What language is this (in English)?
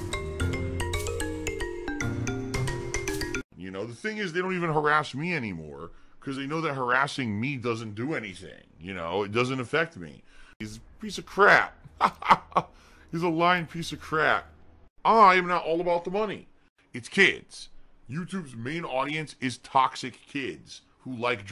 English